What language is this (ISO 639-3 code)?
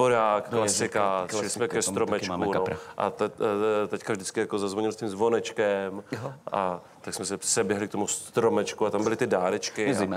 ces